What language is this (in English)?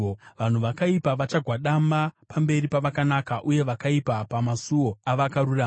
Shona